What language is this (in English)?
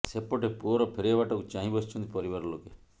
Odia